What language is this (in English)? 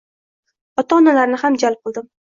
Uzbek